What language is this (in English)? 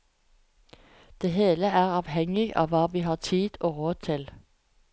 Norwegian